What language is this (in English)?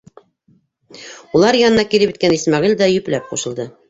Bashkir